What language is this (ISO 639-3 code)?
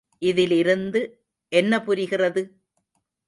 tam